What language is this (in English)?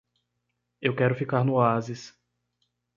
Portuguese